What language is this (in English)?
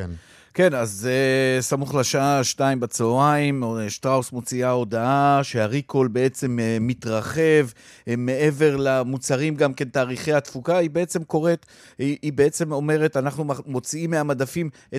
Hebrew